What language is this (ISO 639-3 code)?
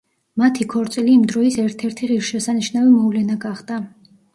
kat